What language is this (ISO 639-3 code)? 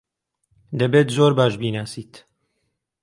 ckb